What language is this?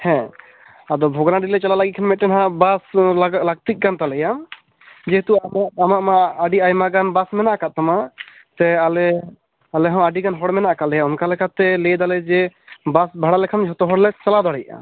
Santali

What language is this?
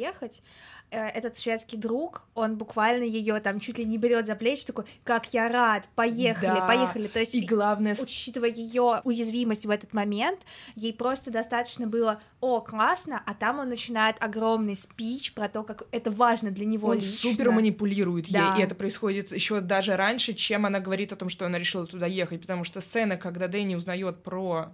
Russian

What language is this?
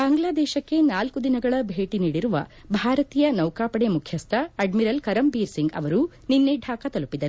Kannada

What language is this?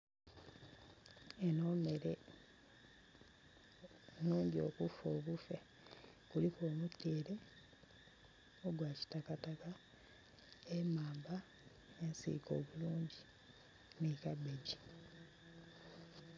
Soga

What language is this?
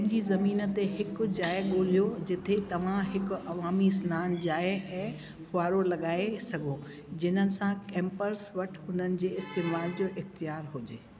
Sindhi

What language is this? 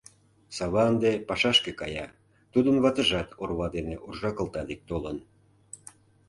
Mari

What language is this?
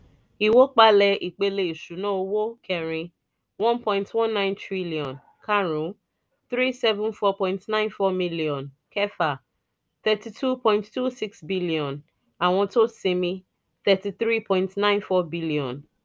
Yoruba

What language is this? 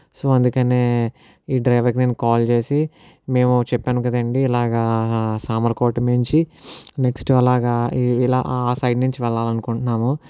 Telugu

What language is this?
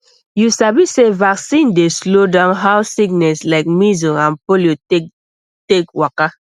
Nigerian Pidgin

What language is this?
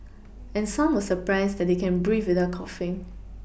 English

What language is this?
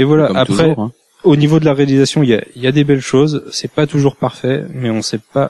French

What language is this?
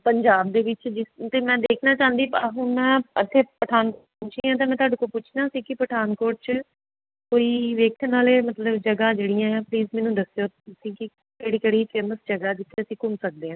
Punjabi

